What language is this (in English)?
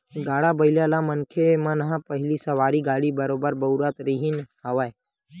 Chhattisgarhi